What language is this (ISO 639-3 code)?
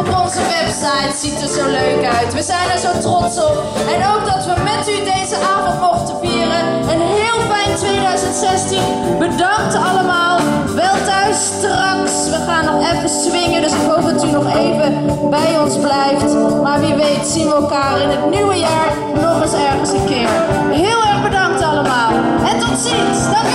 nld